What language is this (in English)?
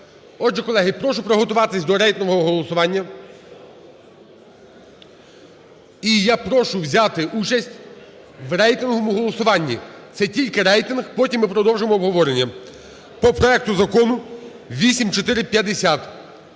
Ukrainian